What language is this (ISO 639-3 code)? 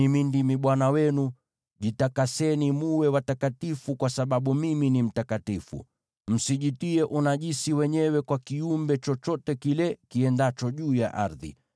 swa